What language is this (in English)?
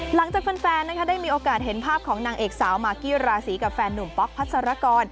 Thai